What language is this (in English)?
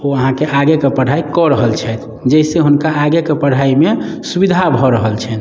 Maithili